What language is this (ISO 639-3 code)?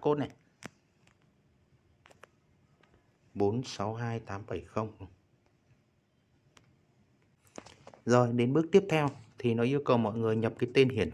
vie